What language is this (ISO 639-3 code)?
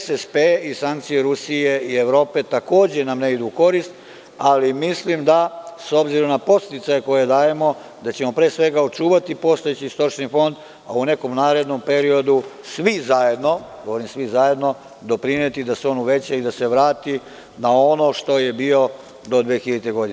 srp